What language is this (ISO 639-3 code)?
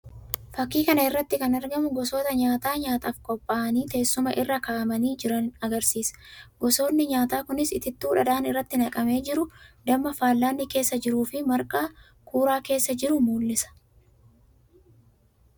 orm